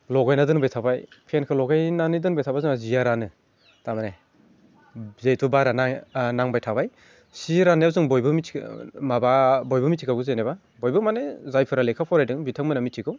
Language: Bodo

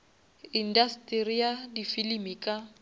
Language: Northern Sotho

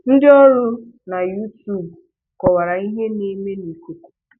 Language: Igbo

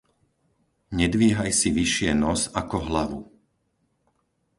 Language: Slovak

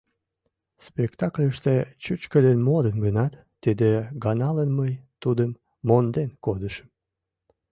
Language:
Mari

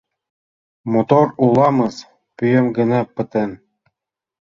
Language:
Mari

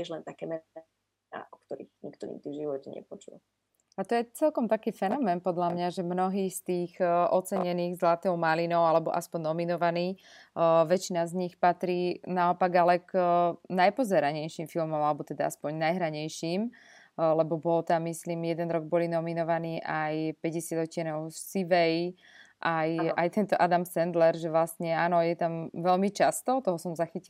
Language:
Slovak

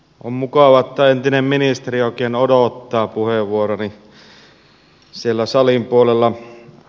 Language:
Finnish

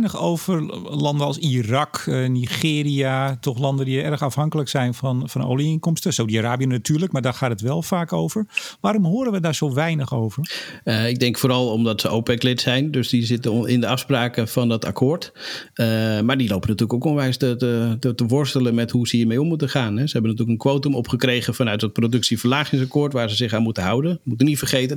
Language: Dutch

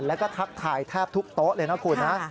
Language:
Thai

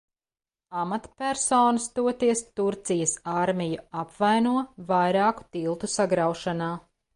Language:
Latvian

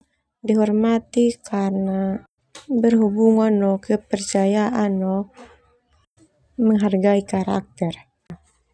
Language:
Termanu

